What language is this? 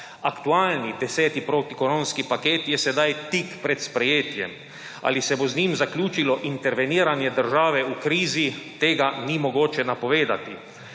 Slovenian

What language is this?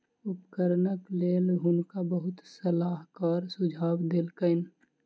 Maithili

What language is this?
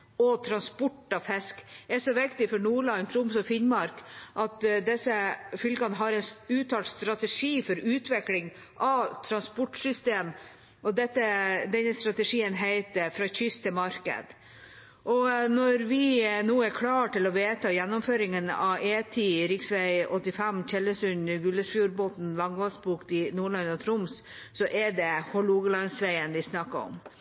Norwegian Bokmål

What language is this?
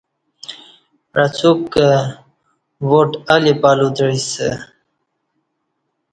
Kati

